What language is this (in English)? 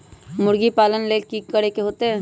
Magahi